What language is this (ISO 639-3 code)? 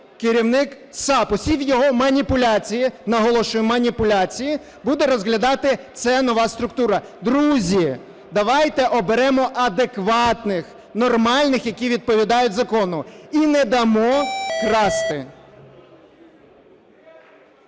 ukr